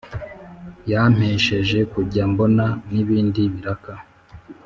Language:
Kinyarwanda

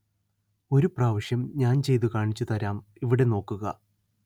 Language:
Malayalam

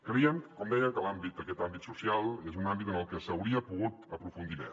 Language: Catalan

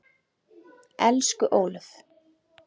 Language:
Icelandic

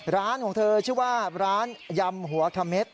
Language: Thai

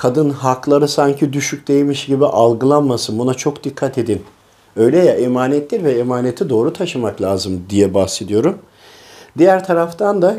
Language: Turkish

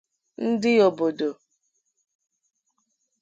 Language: Igbo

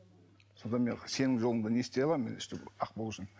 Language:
Kazakh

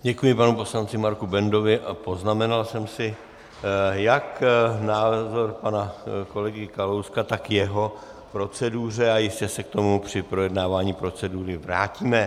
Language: Czech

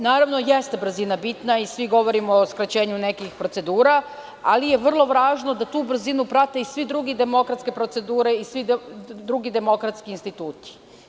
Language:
Serbian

